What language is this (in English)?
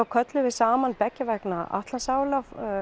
Icelandic